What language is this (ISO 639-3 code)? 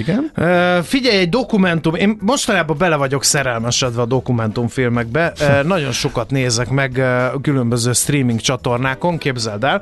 hun